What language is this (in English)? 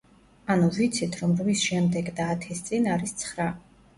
Georgian